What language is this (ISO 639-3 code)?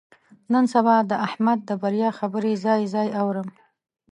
pus